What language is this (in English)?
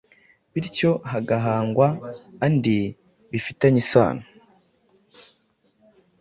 Kinyarwanda